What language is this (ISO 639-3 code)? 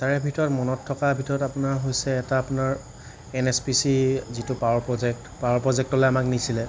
asm